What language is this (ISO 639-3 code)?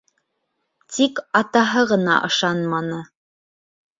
bak